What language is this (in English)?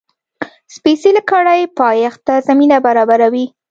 Pashto